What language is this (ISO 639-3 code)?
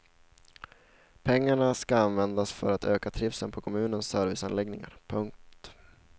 swe